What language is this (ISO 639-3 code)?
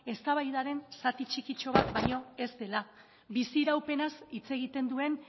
eus